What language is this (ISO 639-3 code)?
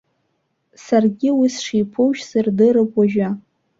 abk